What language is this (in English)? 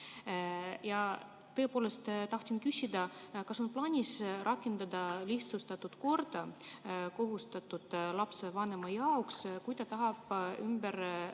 Estonian